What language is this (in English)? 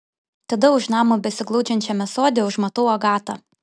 Lithuanian